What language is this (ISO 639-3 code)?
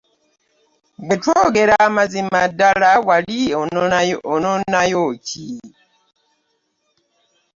lug